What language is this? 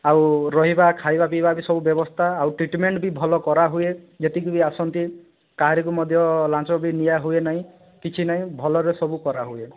Odia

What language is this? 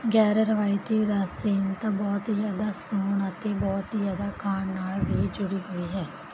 Punjabi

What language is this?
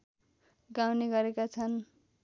Nepali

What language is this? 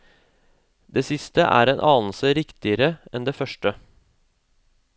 Norwegian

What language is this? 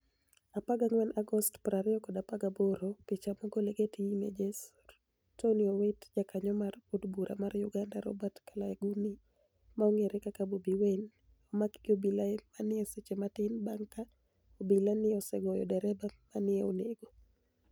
Luo (Kenya and Tanzania)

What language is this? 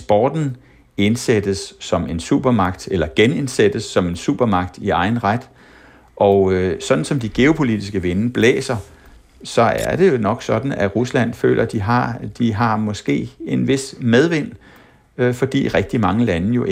Danish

